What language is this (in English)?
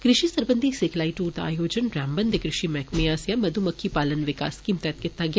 Dogri